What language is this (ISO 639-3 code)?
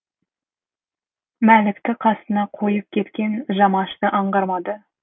kaz